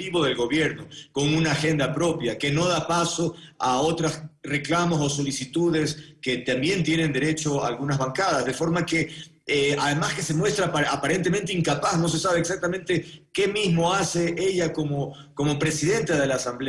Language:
Spanish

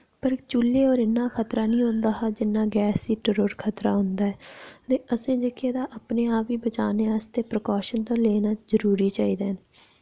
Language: Dogri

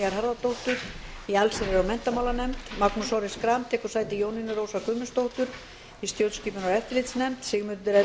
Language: Icelandic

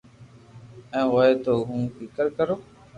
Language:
Loarki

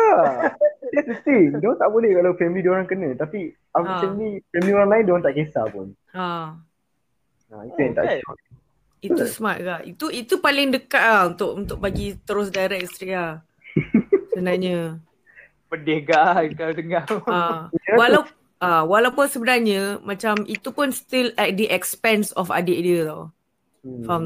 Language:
Malay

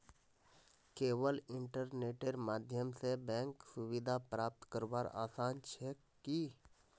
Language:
Magahi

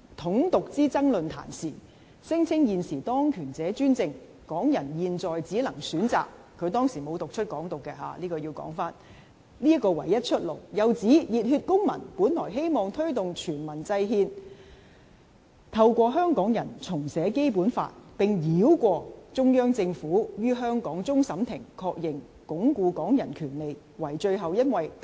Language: Cantonese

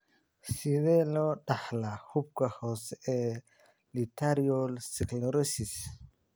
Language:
Somali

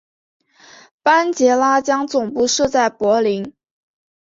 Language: Chinese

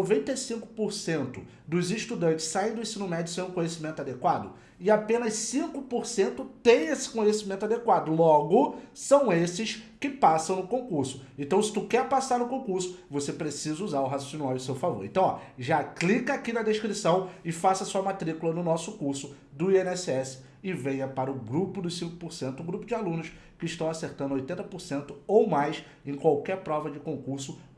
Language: Portuguese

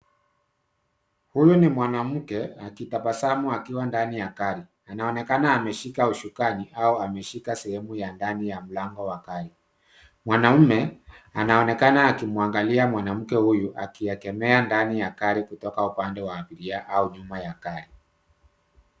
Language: Swahili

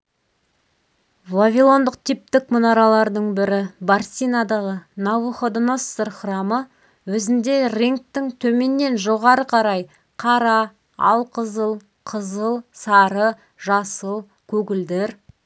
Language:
Kazakh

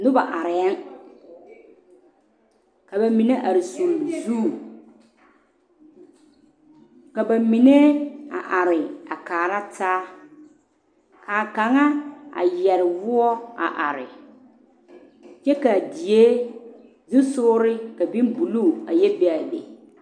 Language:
Southern Dagaare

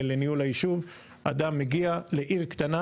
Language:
Hebrew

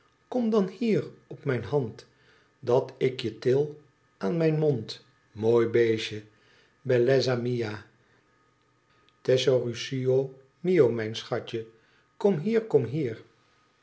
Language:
Dutch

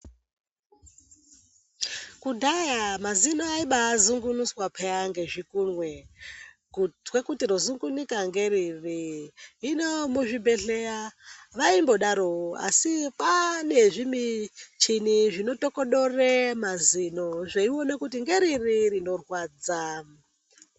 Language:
Ndau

